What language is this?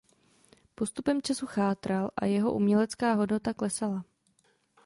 Czech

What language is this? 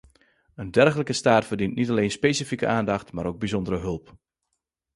Dutch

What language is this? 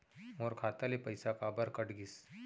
Chhattisgarhi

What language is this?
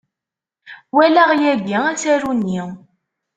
Kabyle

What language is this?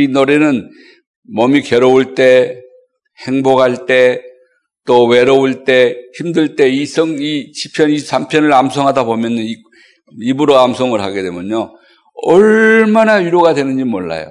Korean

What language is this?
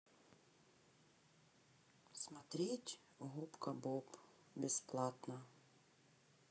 Russian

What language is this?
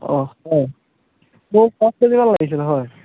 Assamese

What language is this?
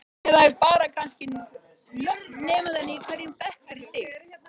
Icelandic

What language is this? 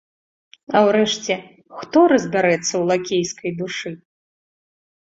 Belarusian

